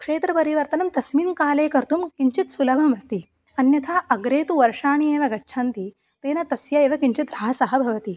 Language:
Sanskrit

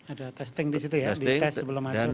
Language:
Indonesian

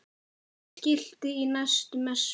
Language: Icelandic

